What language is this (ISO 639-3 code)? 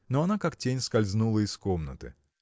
rus